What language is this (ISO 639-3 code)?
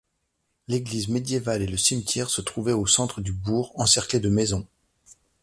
fra